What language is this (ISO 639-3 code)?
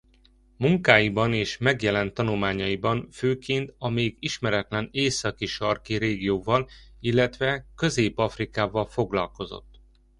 hun